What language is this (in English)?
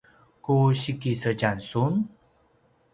Paiwan